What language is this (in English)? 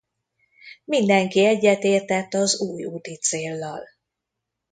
Hungarian